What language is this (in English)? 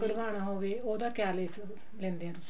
Punjabi